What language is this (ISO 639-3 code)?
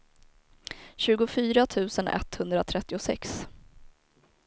swe